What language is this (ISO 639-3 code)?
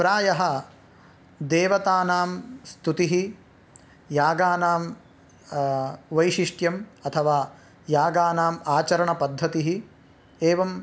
san